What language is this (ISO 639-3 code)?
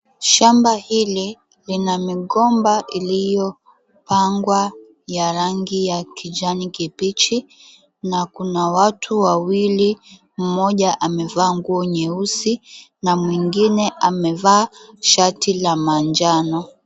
swa